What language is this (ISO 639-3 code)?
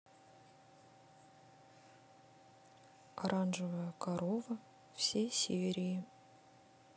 rus